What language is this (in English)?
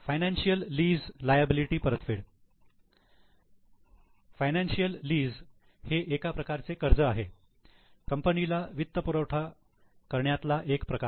Marathi